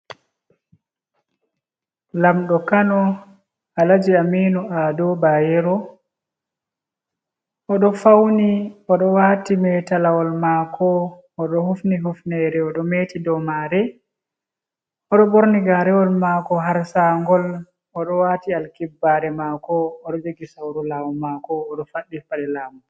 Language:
Fula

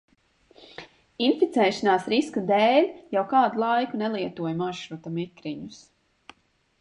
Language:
Latvian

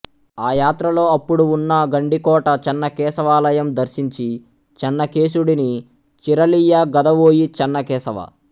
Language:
Telugu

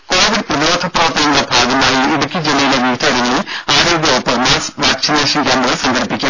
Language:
Malayalam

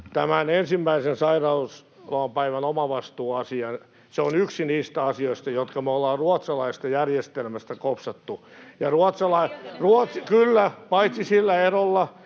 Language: Finnish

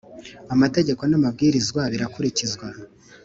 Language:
Kinyarwanda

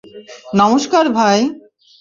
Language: Bangla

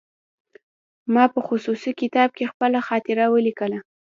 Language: Pashto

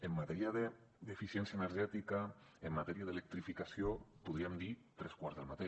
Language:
Catalan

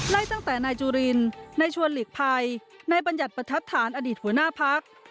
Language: Thai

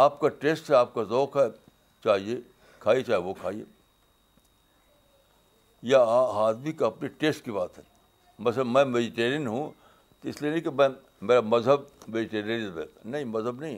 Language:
Urdu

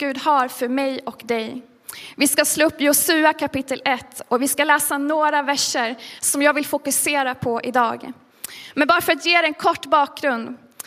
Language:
Swedish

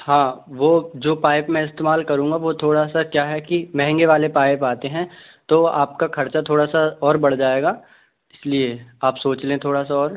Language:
Hindi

